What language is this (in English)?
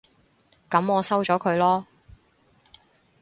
Cantonese